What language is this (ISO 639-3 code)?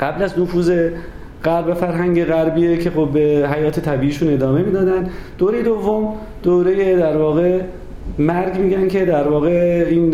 fas